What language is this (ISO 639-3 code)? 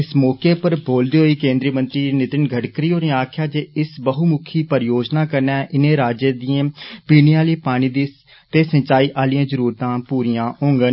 doi